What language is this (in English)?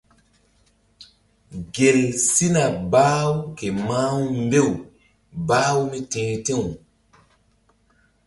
Mbum